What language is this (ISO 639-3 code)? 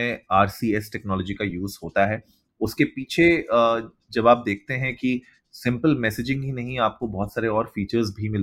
hin